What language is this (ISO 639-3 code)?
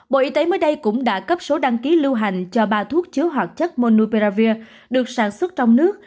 vie